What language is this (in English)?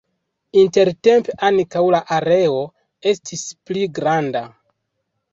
Esperanto